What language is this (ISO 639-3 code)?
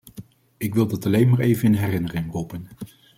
nld